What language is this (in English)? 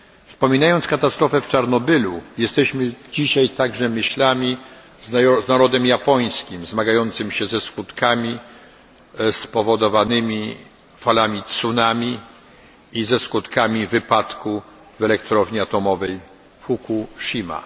Polish